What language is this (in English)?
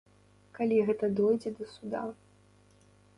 Belarusian